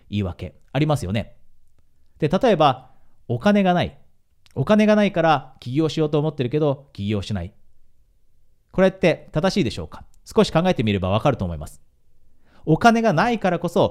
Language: Japanese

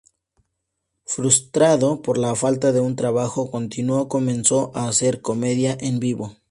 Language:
Spanish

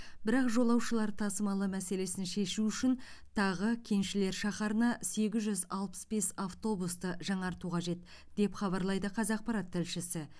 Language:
Kazakh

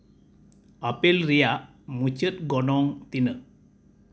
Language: Santali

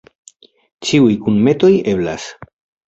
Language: Esperanto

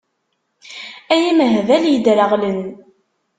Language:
Kabyle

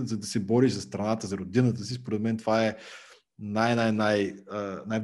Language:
Bulgarian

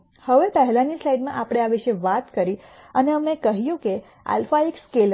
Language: Gujarati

